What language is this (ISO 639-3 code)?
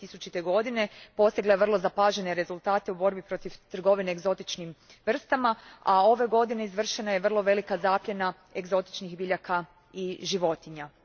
hrv